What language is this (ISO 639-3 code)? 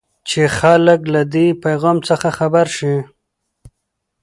pus